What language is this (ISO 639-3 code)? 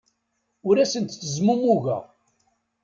kab